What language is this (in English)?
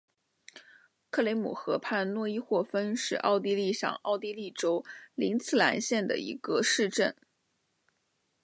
Chinese